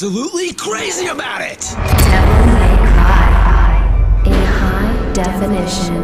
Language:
Polish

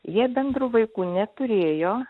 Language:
Lithuanian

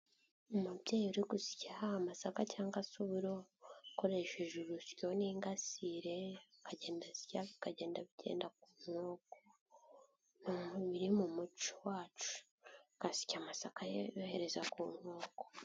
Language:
Kinyarwanda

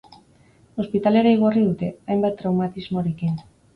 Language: Basque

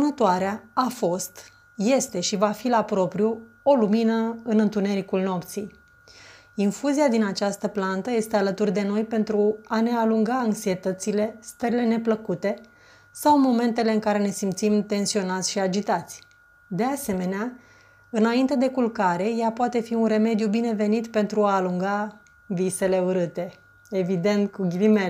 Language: Romanian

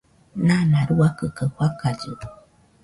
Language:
Nüpode Huitoto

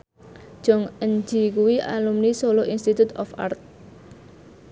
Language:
Javanese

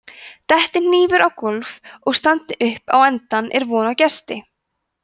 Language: Icelandic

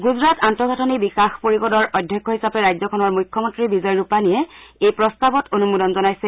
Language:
Assamese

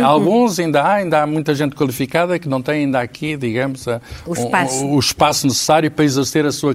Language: Portuguese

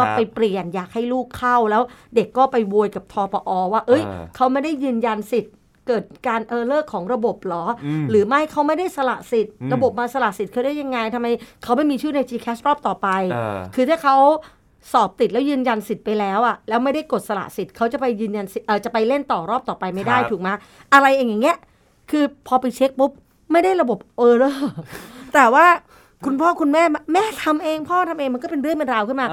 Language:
Thai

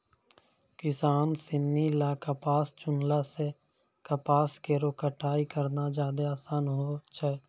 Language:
Maithili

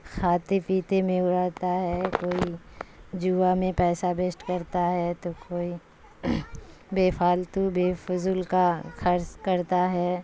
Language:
Urdu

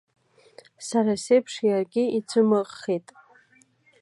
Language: Abkhazian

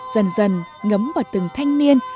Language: Vietnamese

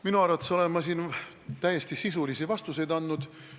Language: Estonian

